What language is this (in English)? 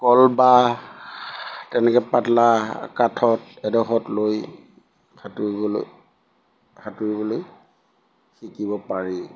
Assamese